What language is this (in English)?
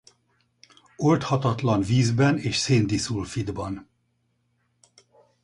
Hungarian